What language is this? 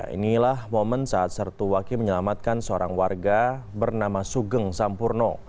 Indonesian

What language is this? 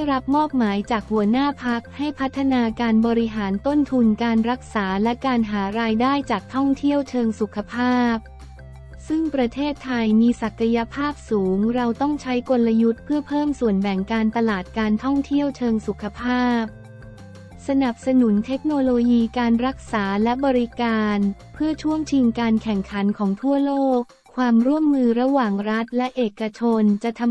Thai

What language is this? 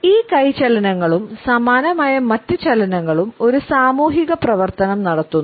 Malayalam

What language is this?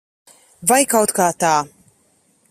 Latvian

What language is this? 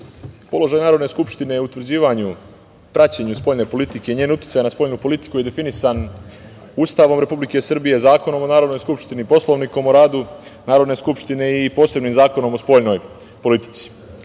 Serbian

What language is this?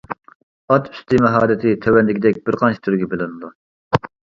Uyghur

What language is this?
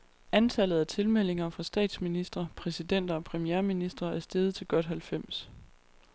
Danish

